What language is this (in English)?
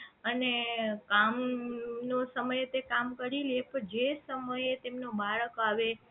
Gujarati